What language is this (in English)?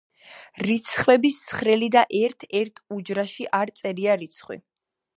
Georgian